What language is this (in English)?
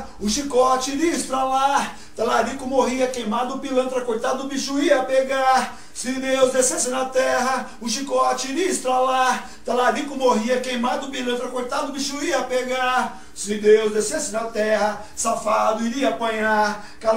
Portuguese